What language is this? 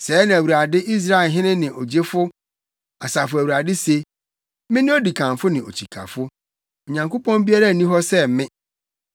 Akan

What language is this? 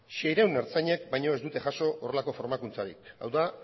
Basque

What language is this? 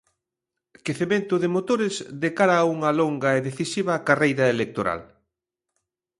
Galician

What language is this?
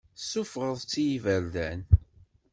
Kabyle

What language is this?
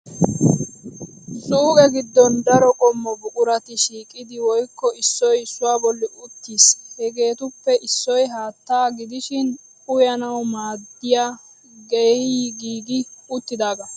Wolaytta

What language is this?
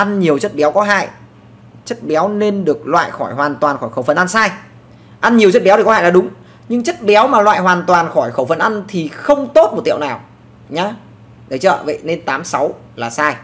Vietnamese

